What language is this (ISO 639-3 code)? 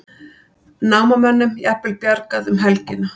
isl